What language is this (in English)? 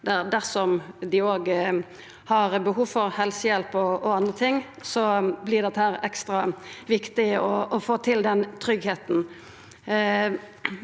Norwegian